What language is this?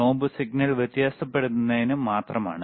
Malayalam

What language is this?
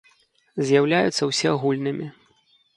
Belarusian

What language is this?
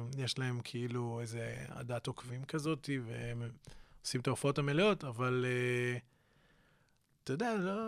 Hebrew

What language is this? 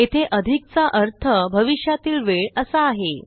Marathi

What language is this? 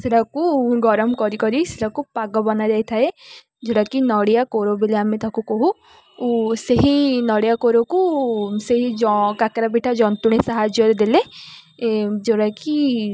Odia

